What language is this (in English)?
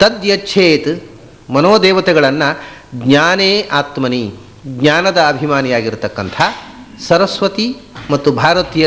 Hindi